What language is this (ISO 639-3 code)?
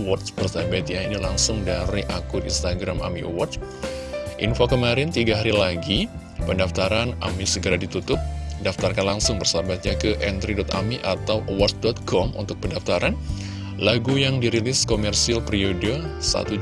ind